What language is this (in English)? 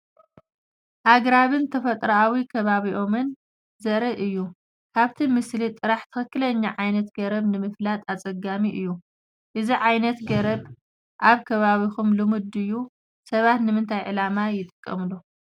Tigrinya